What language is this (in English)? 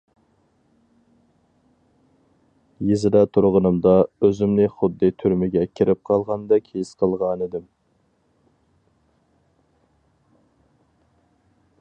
Uyghur